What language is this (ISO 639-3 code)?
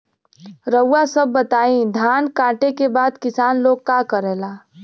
bho